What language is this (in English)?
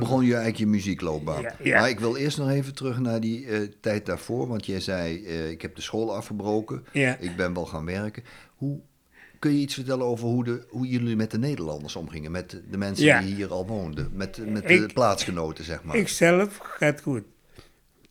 Dutch